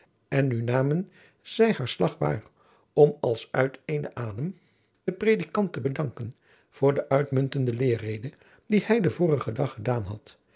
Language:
Dutch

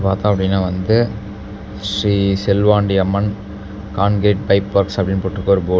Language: Tamil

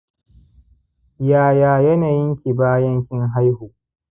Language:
Hausa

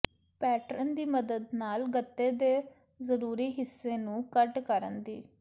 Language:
Punjabi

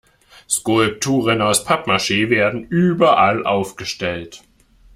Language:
German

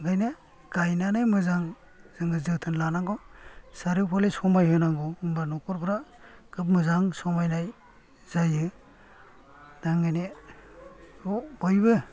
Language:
Bodo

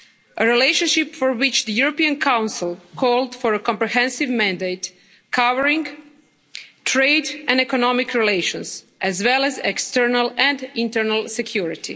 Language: English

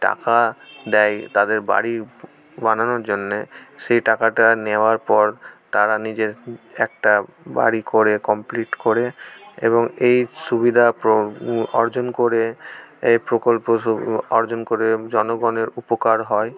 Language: Bangla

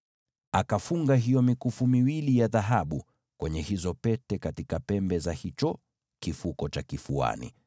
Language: Swahili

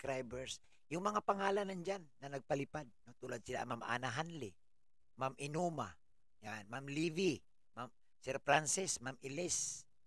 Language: Filipino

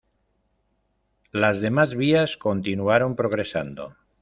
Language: Spanish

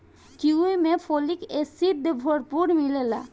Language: Bhojpuri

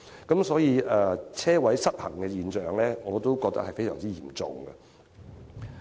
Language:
Cantonese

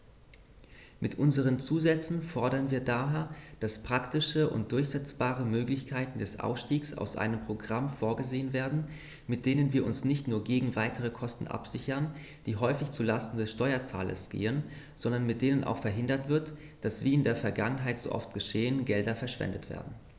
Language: German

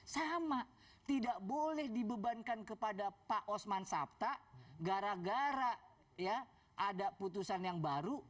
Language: Indonesian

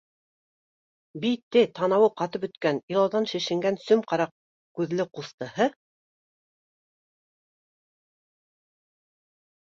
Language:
Bashkir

